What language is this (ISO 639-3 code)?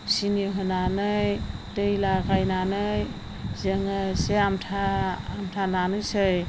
brx